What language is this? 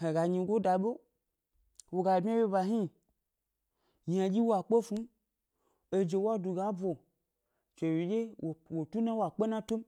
Gbari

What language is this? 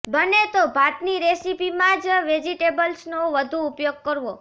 Gujarati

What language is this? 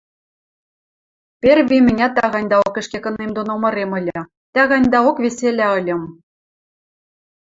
Western Mari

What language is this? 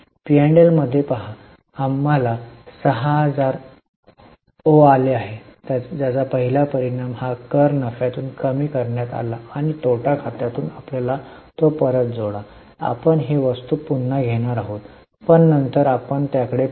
Marathi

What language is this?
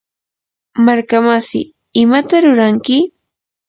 Yanahuanca Pasco Quechua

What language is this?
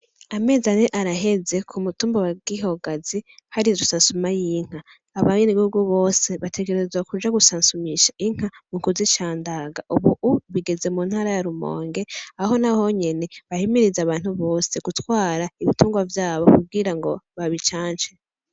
Rundi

